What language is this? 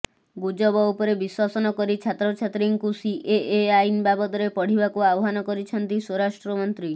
Odia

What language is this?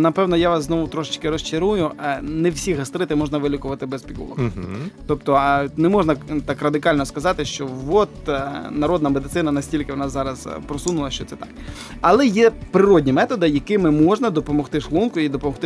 Ukrainian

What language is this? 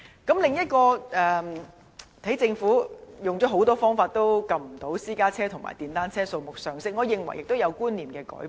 Cantonese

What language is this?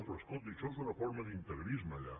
Catalan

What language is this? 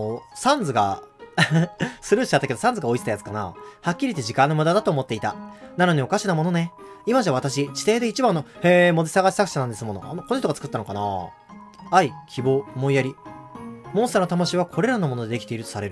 Japanese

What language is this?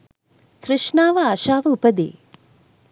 Sinhala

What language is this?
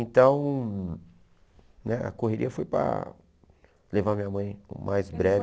Portuguese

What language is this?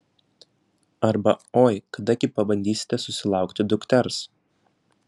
Lithuanian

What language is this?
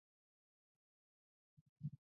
Pashto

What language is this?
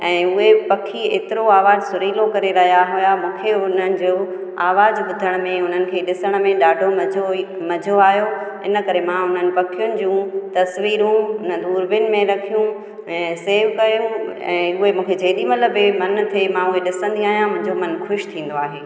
Sindhi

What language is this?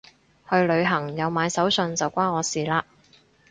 Cantonese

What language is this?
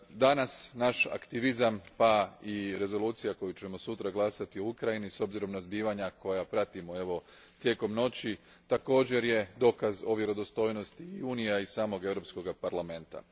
Croatian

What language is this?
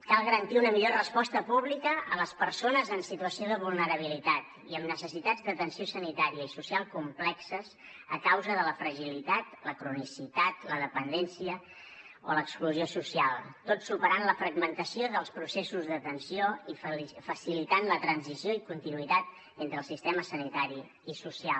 Catalan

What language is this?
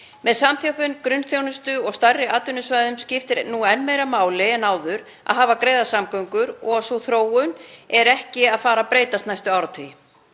Icelandic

